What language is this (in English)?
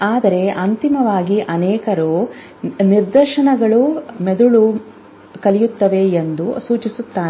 Kannada